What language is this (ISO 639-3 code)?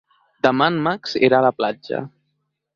cat